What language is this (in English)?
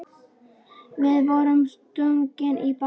Icelandic